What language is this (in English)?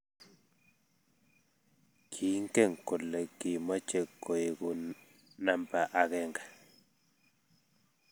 Kalenjin